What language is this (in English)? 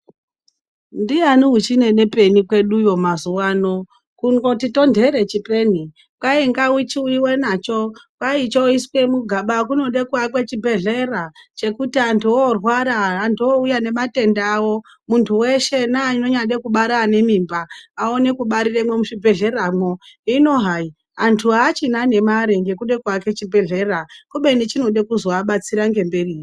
Ndau